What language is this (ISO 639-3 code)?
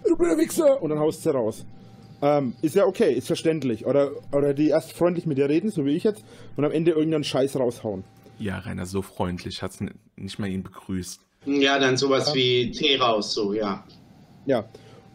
deu